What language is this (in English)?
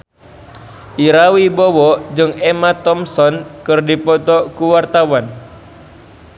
Sundanese